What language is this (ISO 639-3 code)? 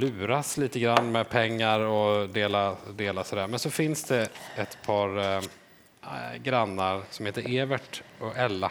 swe